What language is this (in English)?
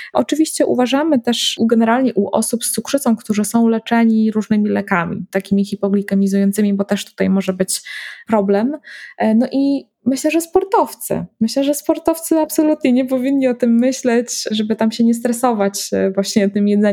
Polish